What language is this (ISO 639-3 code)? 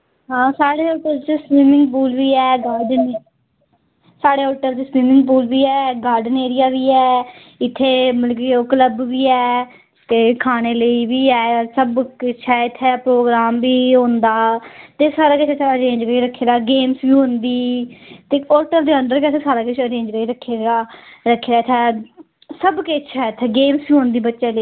doi